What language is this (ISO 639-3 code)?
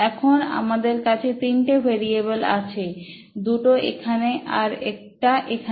ben